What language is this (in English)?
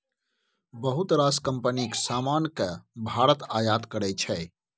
Maithili